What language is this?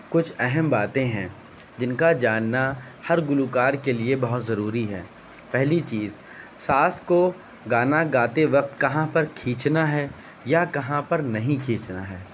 Urdu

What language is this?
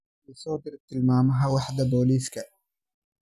Somali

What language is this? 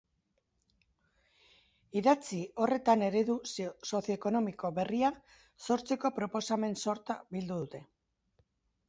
Basque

